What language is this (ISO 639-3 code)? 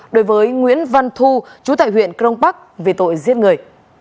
vie